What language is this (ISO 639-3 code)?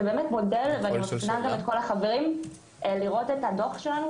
heb